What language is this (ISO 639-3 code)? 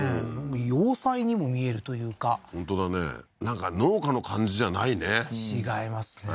jpn